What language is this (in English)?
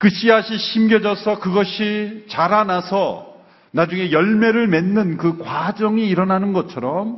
Korean